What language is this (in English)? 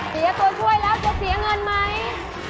Thai